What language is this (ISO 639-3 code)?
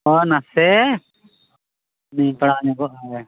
sat